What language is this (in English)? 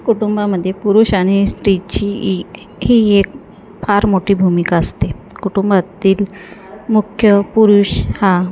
Marathi